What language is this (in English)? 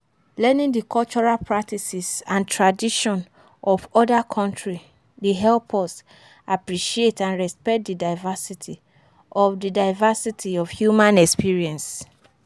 Nigerian Pidgin